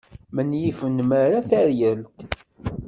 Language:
Kabyle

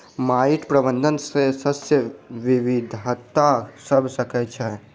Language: Maithili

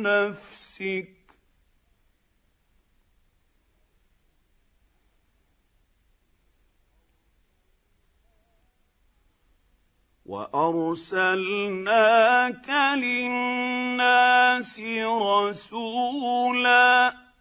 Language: Arabic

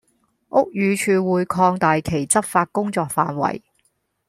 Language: Cantonese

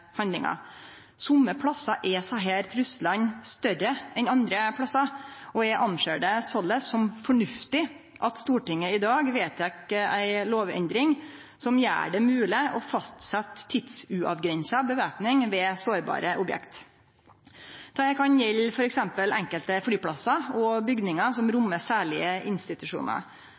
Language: Norwegian Nynorsk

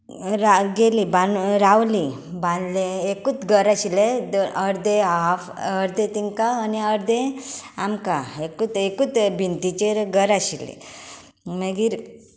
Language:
Konkani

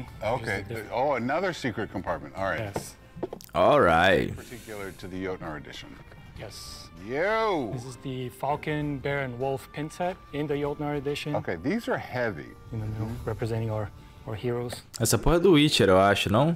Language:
Portuguese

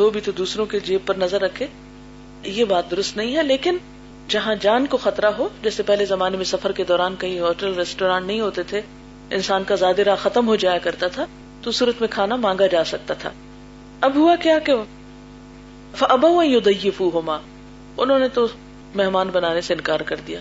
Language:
Urdu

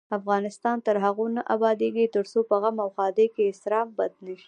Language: Pashto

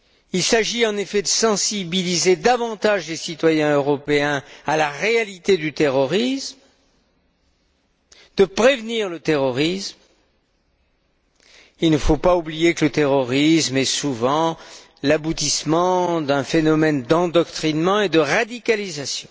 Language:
French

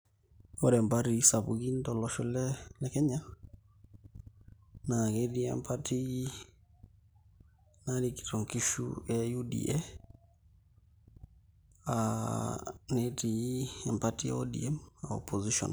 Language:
Masai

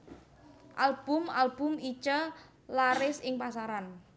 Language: Javanese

